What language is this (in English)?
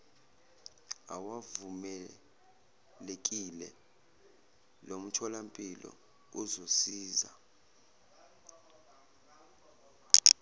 Zulu